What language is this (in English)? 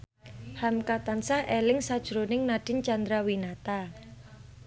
Javanese